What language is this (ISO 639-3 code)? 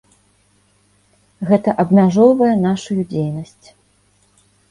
bel